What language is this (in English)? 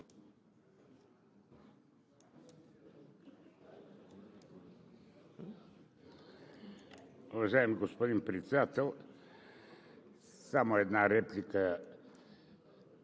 Bulgarian